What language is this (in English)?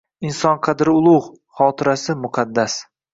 Uzbek